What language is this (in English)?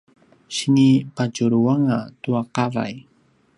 Paiwan